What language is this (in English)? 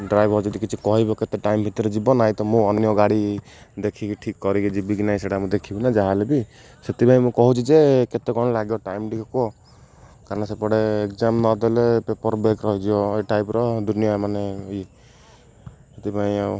Odia